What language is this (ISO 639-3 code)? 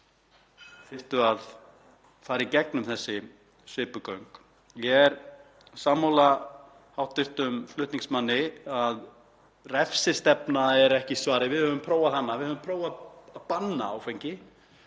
isl